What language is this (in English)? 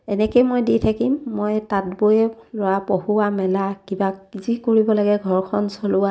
Assamese